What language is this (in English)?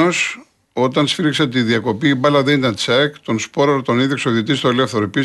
Greek